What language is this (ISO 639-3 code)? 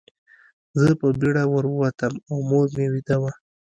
pus